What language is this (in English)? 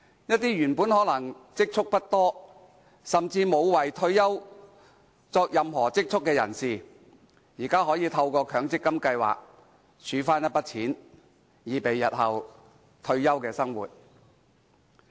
Cantonese